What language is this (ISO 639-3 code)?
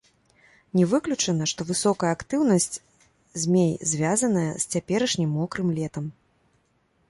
bel